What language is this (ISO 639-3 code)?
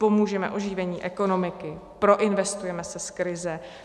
ces